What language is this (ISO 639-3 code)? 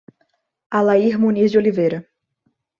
por